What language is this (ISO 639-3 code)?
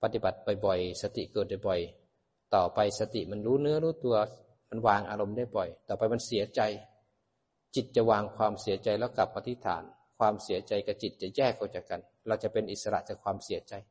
tha